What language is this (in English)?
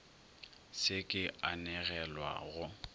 Northern Sotho